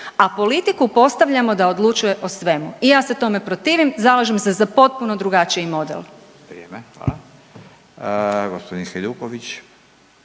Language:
Croatian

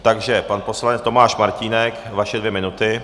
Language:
Czech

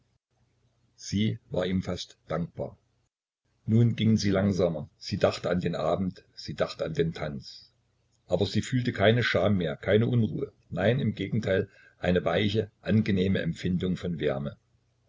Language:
German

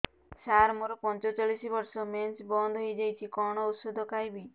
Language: Odia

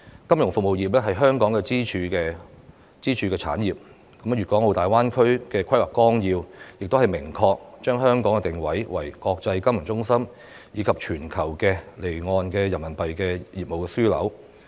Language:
Cantonese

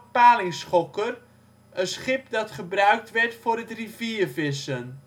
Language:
Dutch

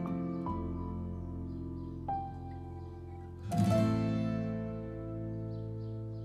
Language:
Turkish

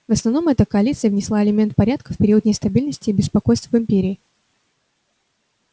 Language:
Russian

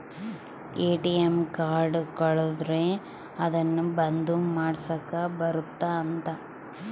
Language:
Kannada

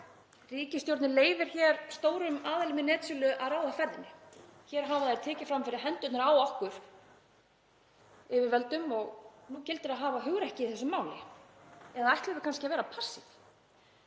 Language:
Icelandic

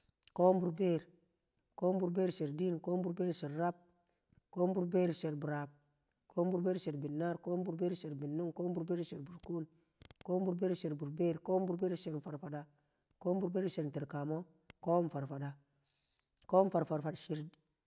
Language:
Kamo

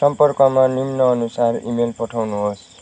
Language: Nepali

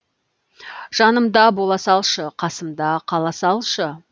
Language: Kazakh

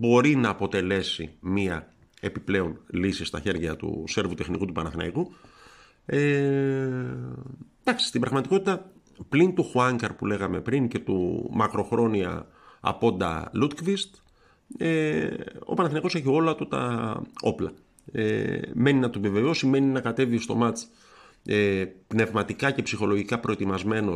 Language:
Greek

